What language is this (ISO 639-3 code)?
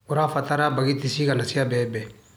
kik